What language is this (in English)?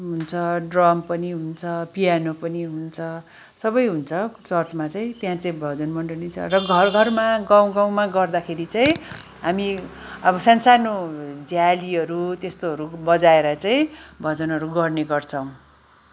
Nepali